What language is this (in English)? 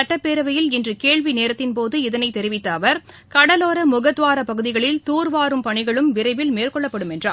Tamil